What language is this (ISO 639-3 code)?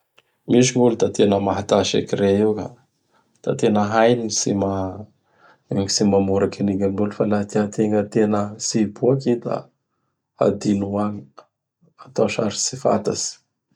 bhr